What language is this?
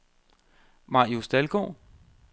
Danish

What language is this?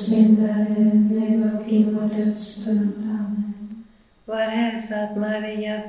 Swedish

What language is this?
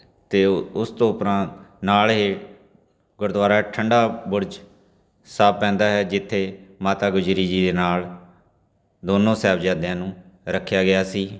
Punjabi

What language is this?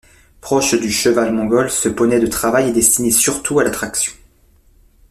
French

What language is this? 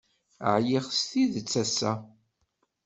Kabyle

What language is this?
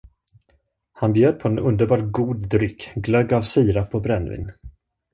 Swedish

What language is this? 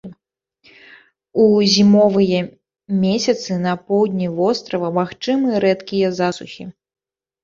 Belarusian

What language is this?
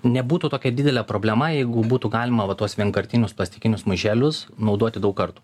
Lithuanian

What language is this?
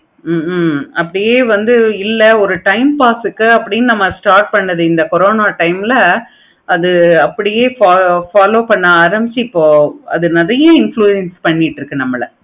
Tamil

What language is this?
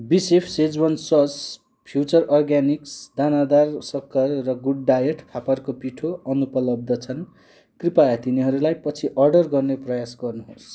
Nepali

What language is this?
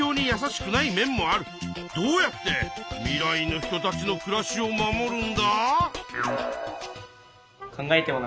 Japanese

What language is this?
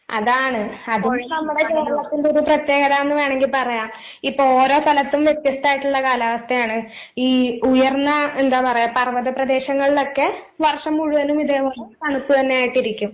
Malayalam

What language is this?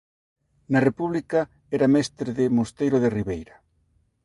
Galician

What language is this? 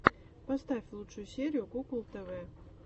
Russian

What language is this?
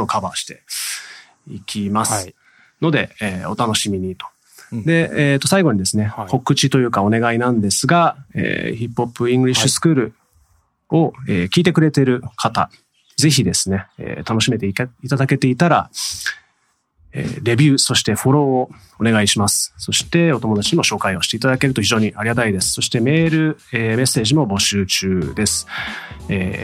Japanese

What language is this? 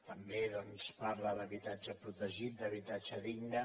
Catalan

